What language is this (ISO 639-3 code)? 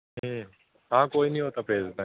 pan